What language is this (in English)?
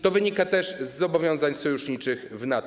Polish